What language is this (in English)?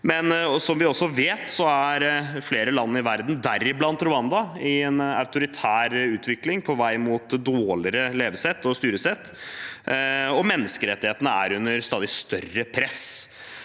Norwegian